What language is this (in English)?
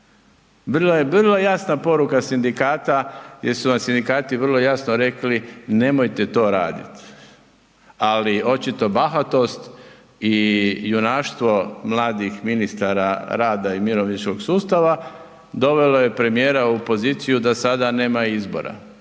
Croatian